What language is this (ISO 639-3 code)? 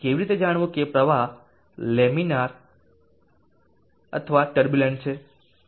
guj